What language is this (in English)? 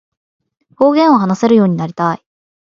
Japanese